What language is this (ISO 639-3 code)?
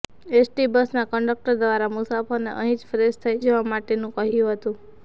guj